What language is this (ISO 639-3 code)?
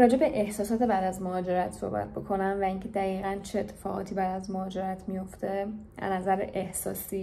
fas